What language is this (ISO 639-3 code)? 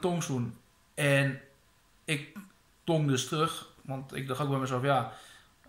nld